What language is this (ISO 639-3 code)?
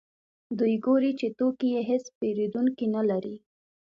pus